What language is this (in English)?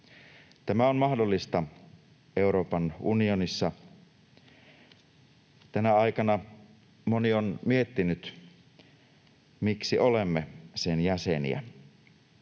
Finnish